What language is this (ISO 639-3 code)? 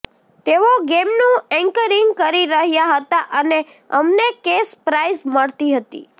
guj